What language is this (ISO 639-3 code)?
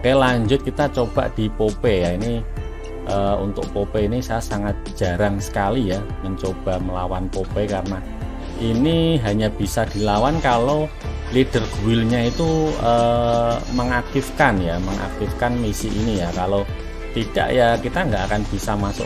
ind